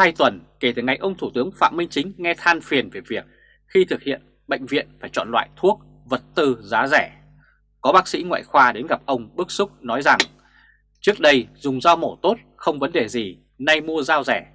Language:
Vietnamese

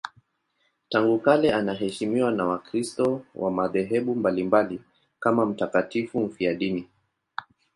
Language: Swahili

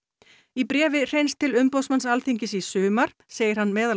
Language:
Icelandic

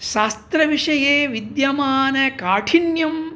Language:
Sanskrit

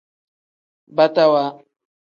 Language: Tem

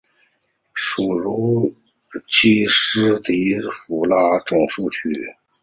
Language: Chinese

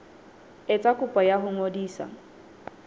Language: Southern Sotho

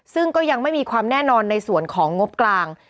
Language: Thai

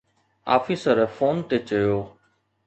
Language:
Sindhi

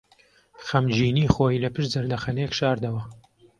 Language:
Central Kurdish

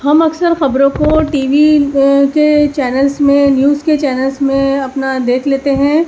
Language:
Urdu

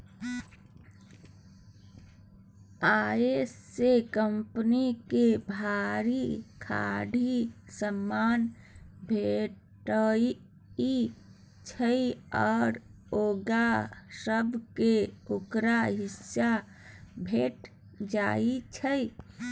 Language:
Maithili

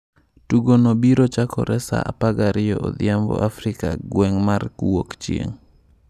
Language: Luo (Kenya and Tanzania)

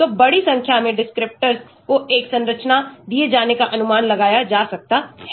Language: Hindi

